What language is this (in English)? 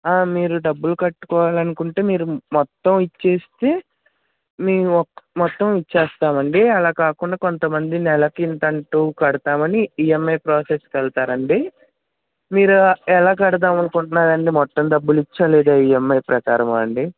Telugu